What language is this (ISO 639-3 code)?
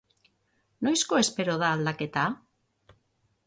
eus